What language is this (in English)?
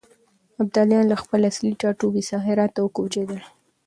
Pashto